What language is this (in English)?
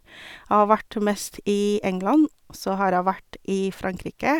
Norwegian